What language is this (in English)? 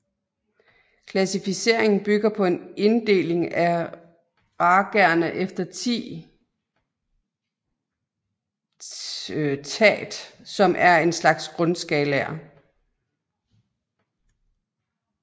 Danish